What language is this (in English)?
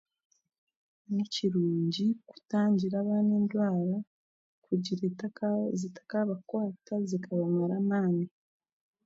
Chiga